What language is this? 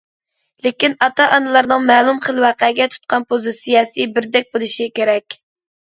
Uyghur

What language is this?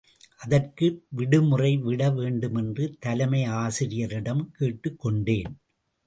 Tamil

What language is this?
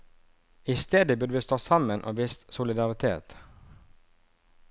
Norwegian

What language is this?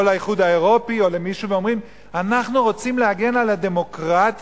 Hebrew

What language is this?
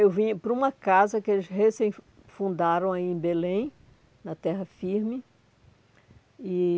Portuguese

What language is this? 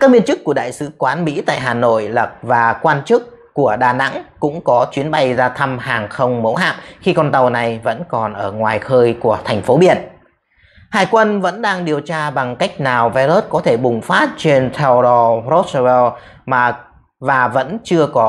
Vietnamese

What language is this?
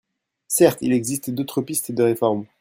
French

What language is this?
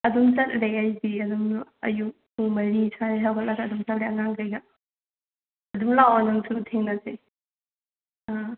Manipuri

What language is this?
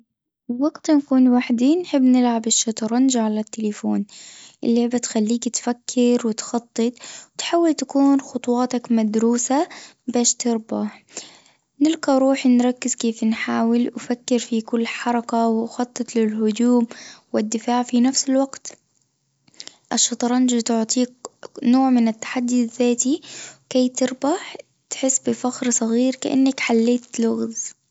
Tunisian Arabic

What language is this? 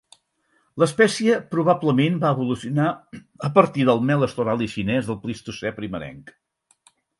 Catalan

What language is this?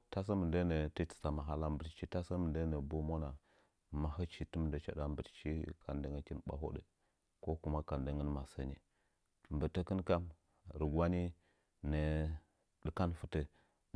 Nzanyi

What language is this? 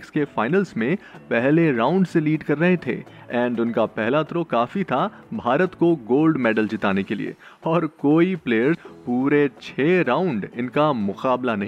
Hindi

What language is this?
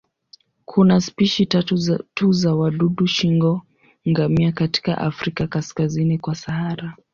Swahili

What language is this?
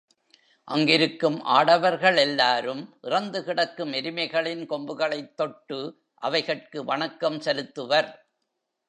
Tamil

